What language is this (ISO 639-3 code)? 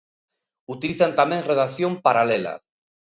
glg